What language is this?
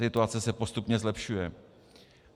Czech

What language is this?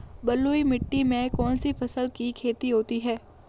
Hindi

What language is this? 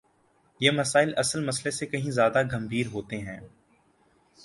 Urdu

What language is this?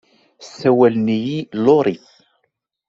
Kabyle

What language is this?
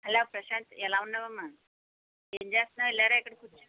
Telugu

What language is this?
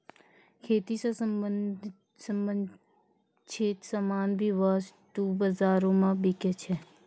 Maithili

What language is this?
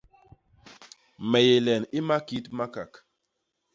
Basaa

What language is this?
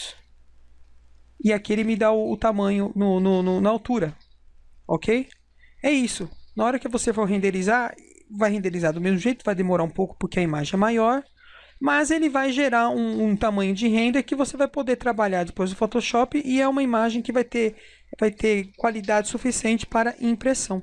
Portuguese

